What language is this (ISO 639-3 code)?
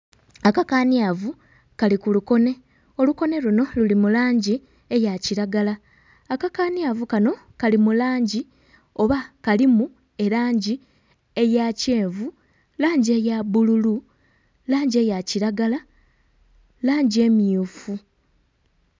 xog